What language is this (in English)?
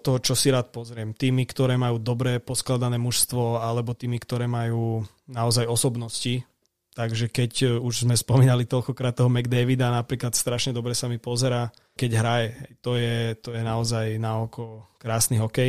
Slovak